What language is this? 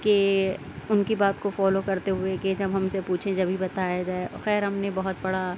Urdu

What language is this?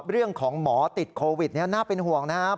Thai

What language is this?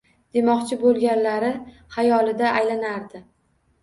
Uzbek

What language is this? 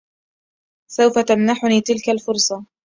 Arabic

